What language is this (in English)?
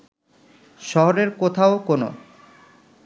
Bangla